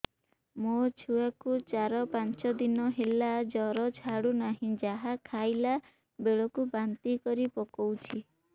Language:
Odia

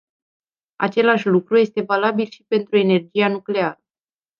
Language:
Romanian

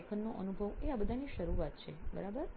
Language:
Gujarati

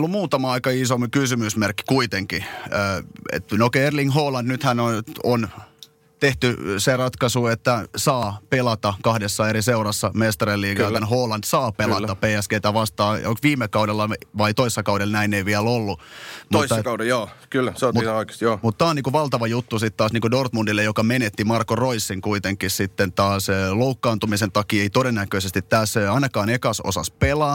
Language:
Finnish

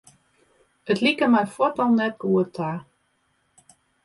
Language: Western Frisian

